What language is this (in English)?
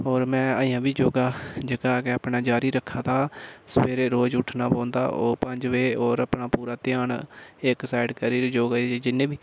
Dogri